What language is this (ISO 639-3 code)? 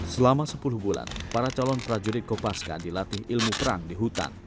ind